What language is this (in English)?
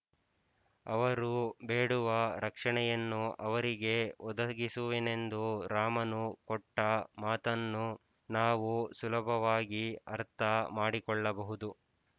Kannada